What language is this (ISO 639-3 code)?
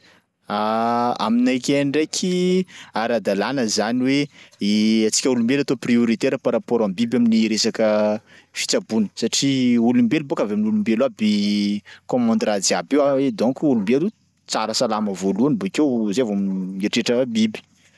skg